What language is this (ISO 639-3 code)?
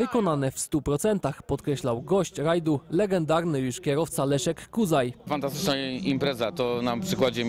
pol